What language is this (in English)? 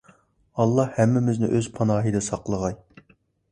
Uyghur